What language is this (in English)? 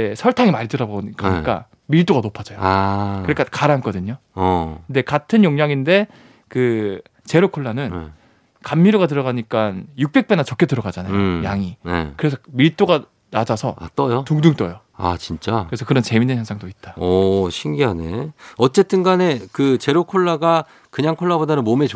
Korean